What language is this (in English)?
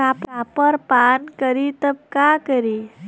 Bhojpuri